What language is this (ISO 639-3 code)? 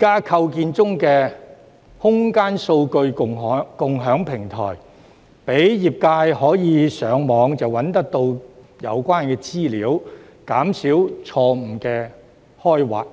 yue